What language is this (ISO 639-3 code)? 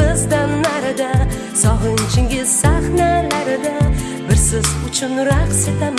tur